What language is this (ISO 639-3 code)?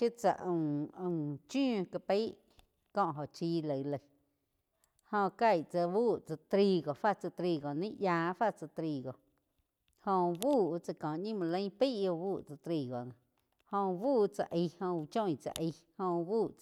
chq